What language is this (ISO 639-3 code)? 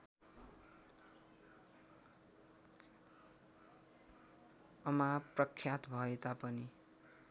nep